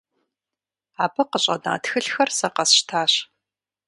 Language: Kabardian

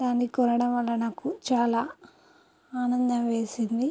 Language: Telugu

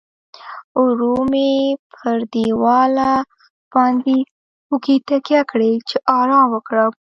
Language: Pashto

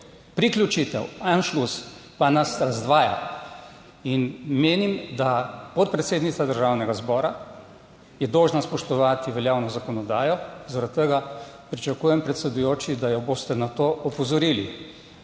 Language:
Slovenian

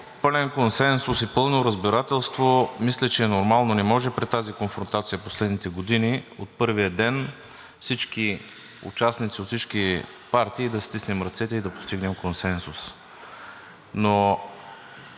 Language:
Bulgarian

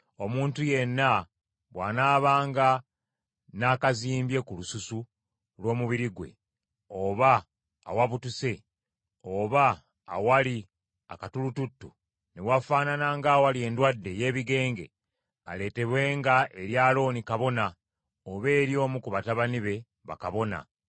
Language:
Ganda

